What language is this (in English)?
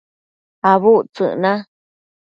Matsés